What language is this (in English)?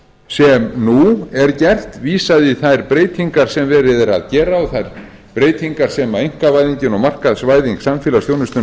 Icelandic